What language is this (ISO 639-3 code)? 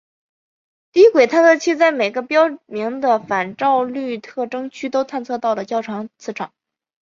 zho